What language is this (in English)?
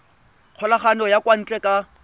Tswana